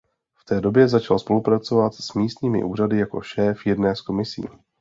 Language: Czech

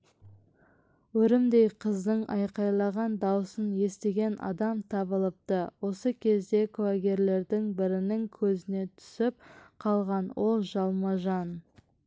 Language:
Kazakh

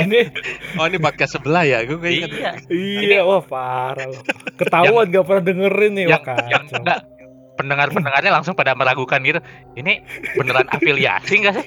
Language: Indonesian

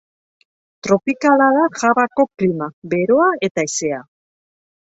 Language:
Basque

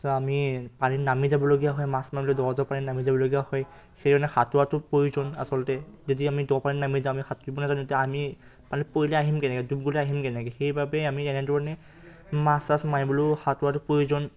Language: Assamese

